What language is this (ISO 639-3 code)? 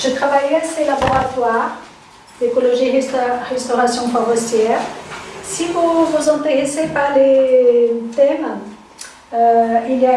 fra